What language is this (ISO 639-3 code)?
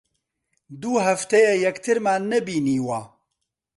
ckb